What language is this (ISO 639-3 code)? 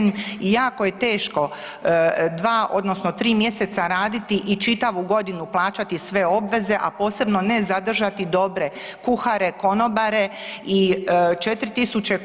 hrv